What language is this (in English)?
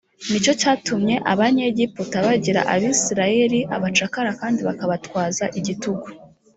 Kinyarwanda